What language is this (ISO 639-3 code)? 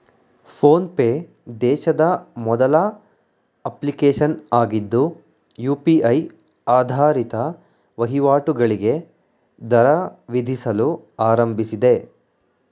kan